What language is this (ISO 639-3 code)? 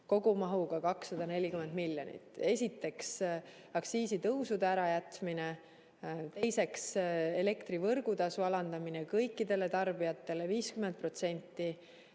est